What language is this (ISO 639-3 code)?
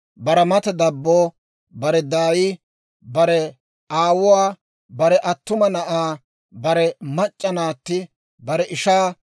dwr